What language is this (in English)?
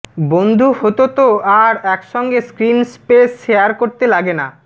Bangla